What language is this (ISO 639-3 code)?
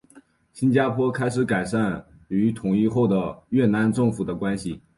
zho